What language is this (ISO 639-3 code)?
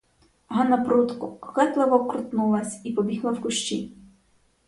ukr